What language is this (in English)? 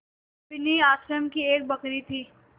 Hindi